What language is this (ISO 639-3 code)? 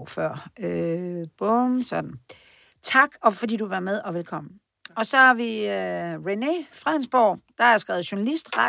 dan